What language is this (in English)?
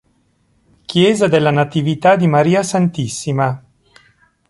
Italian